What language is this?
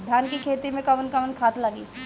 Bhojpuri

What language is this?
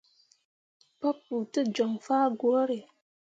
Mundang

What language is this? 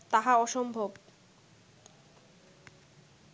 Bangla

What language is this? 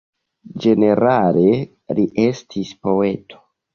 Esperanto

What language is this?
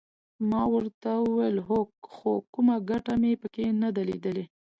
Pashto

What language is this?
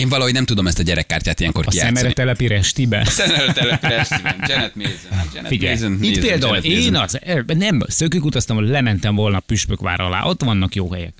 Hungarian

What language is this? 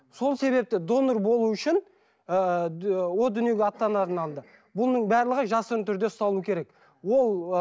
Kazakh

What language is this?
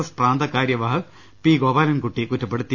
Malayalam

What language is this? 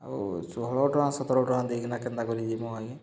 Odia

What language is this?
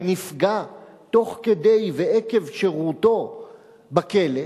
Hebrew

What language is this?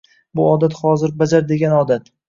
Uzbek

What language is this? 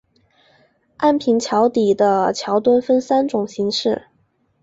Chinese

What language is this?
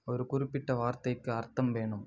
Tamil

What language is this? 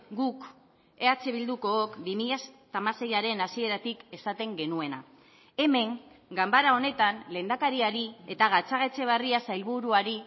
Basque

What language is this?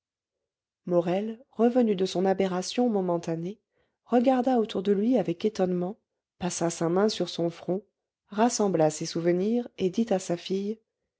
French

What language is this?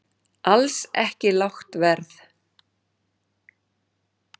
Icelandic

